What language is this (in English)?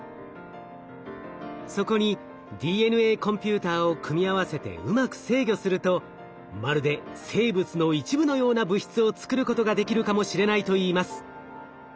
Japanese